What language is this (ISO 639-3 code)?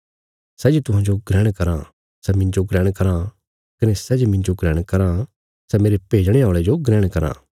kfs